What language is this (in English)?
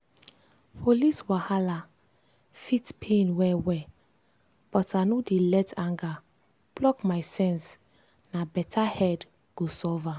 Nigerian Pidgin